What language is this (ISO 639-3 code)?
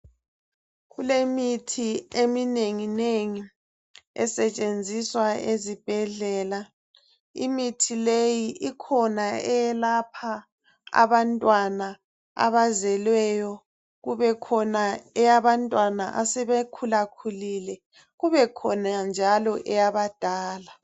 nde